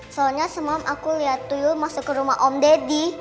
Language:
Indonesian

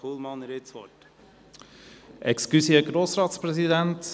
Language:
Swiss German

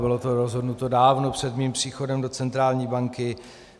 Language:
Czech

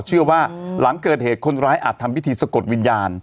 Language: Thai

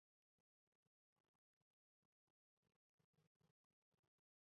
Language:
Chinese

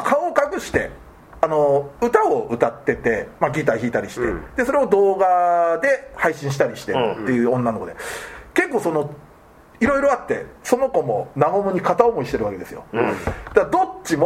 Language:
Japanese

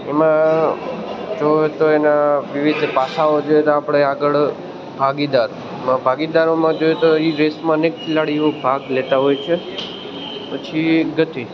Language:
Gujarati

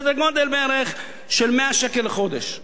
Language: Hebrew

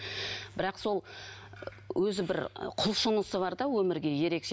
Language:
Kazakh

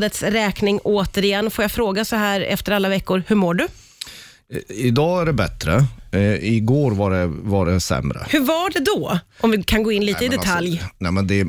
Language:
Swedish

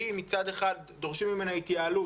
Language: Hebrew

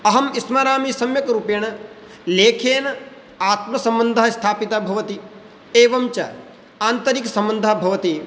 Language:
Sanskrit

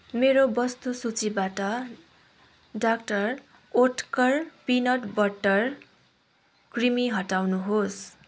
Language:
Nepali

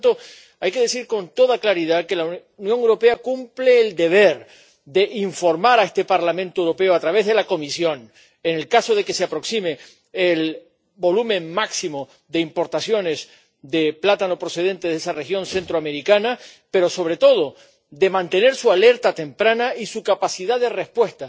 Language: Spanish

